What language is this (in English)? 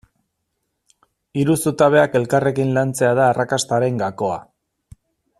Basque